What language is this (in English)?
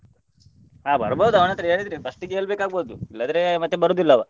Kannada